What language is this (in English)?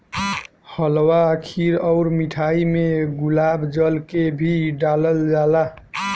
Bhojpuri